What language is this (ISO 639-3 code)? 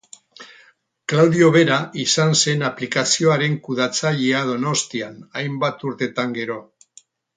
eus